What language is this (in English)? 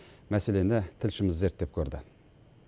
Kazakh